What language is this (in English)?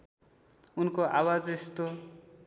Nepali